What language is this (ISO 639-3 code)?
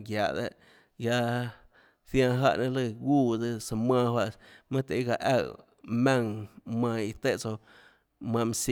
ctl